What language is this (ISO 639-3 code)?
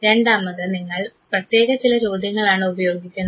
mal